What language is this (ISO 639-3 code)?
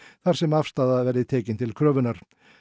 isl